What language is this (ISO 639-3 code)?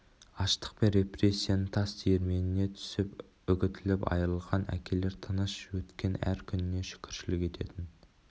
kaz